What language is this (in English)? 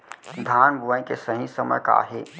Chhattisgarhi